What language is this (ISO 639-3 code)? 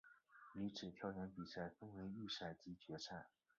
zho